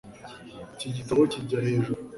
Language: Kinyarwanda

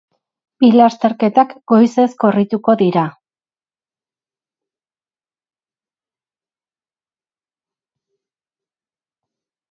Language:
Basque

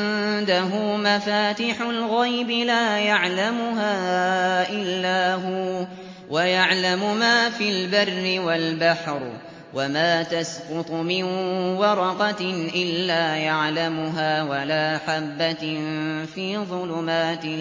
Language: Arabic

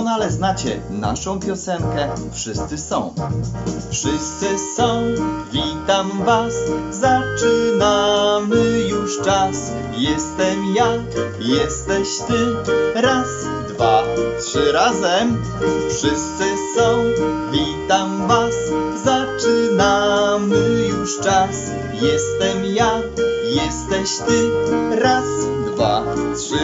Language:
Polish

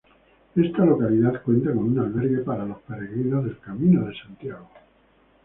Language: Spanish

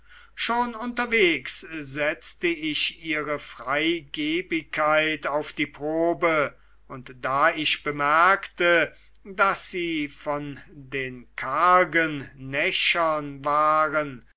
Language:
German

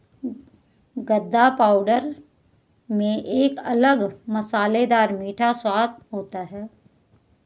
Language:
Hindi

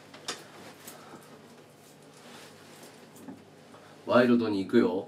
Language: Japanese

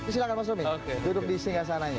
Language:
Indonesian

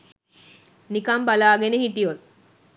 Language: Sinhala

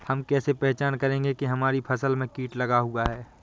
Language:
Hindi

